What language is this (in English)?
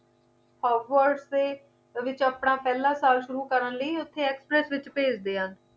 Punjabi